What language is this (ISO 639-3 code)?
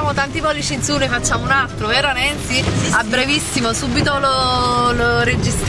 ita